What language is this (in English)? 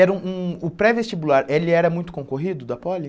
Portuguese